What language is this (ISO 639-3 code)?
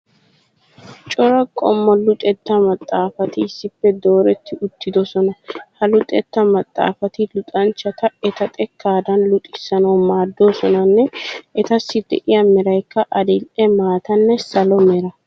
wal